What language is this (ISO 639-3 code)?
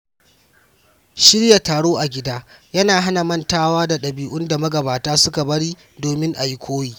hau